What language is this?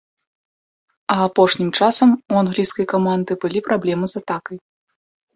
Belarusian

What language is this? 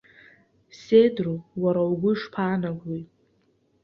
Abkhazian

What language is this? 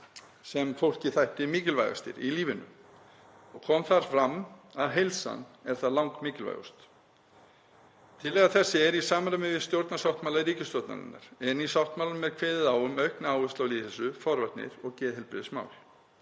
Icelandic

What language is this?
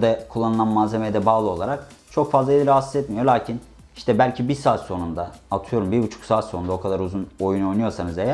Turkish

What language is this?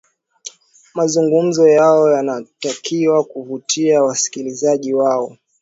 Swahili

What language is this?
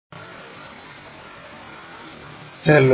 Malayalam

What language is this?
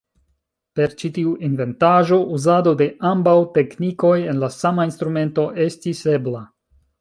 Esperanto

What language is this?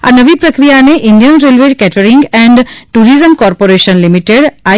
Gujarati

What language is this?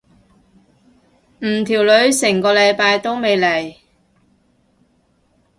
Cantonese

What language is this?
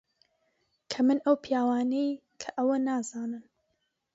Central Kurdish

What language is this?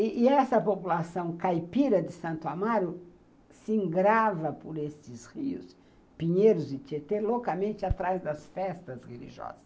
Portuguese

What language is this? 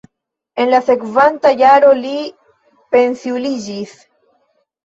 Esperanto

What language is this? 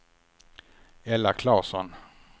Swedish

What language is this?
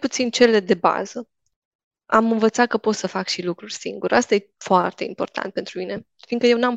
Romanian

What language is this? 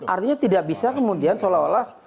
Indonesian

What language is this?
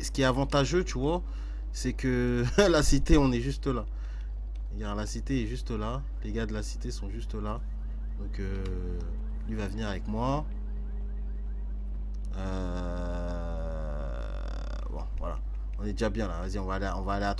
French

